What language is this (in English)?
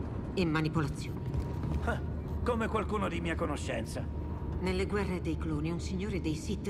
Italian